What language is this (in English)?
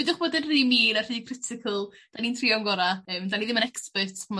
Welsh